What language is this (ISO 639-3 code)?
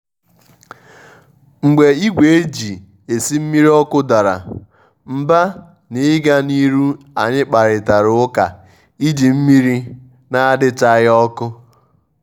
ibo